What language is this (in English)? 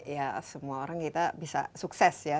Indonesian